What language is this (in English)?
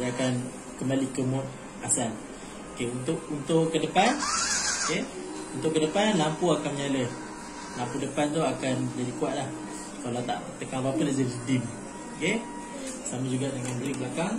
Malay